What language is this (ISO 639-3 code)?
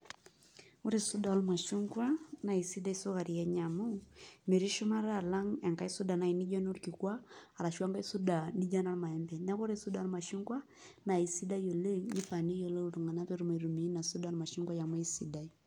mas